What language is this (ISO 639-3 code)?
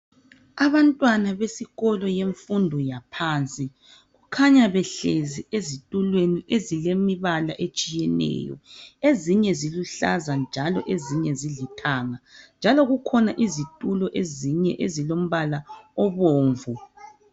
nde